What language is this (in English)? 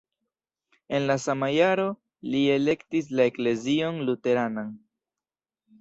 Esperanto